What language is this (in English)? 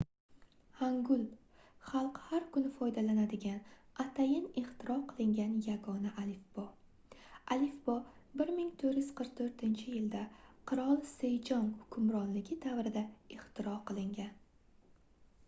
Uzbek